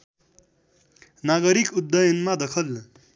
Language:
Nepali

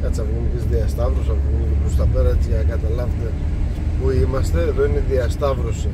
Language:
Greek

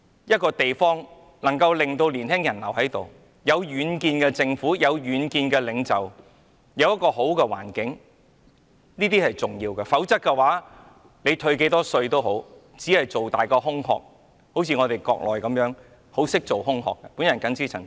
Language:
Cantonese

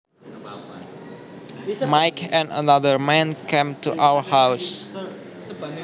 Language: Javanese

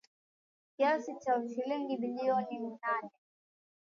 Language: Swahili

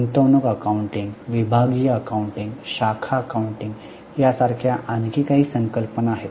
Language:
Marathi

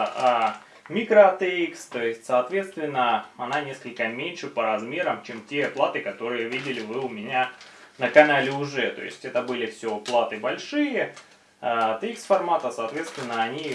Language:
Russian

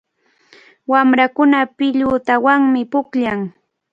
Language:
Cajatambo North Lima Quechua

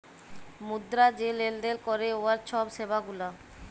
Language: Bangla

